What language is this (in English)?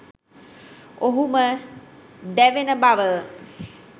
Sinhala